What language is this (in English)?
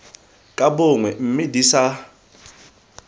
Tswana